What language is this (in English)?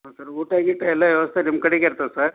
Kannada